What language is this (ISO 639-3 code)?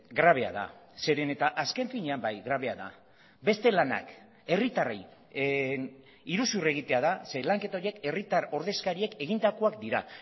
eus